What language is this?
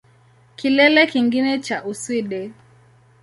Swahili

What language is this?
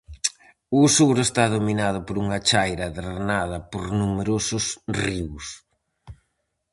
Galician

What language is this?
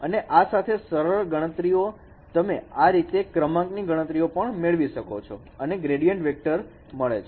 Gujarati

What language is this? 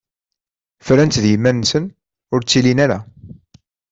Kabyle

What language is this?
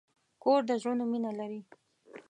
Pashto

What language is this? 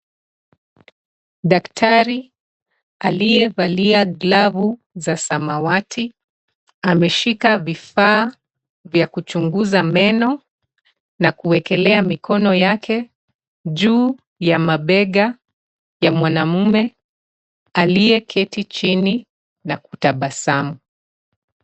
Swahili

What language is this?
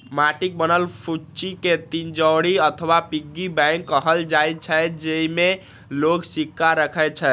Maithili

